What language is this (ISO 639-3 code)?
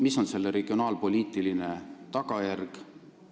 est